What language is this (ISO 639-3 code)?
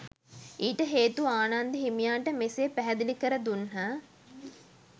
sin